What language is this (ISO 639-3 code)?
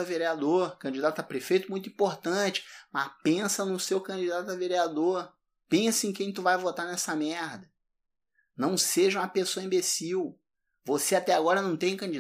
por